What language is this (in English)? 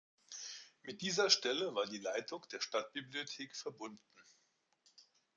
German